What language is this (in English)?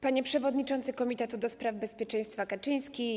Polish